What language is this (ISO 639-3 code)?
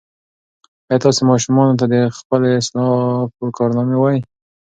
pus